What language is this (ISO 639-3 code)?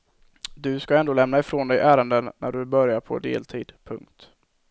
swe